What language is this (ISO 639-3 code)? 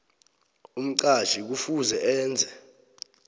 nbl